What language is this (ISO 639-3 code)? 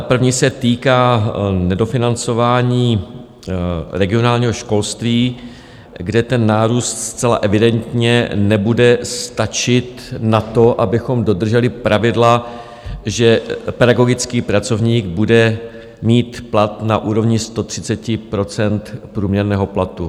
ces